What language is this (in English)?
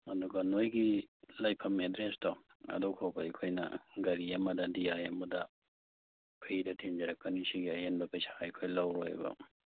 Manipuri